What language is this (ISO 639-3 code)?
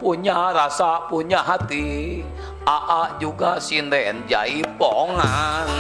ind